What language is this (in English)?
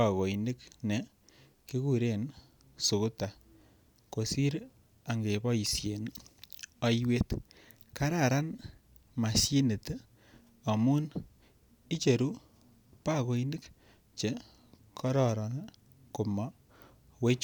Kalenjin